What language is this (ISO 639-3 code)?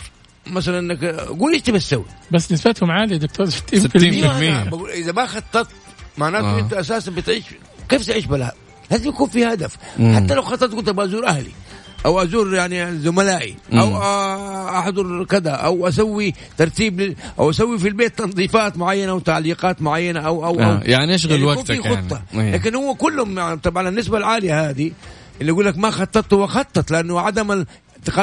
ara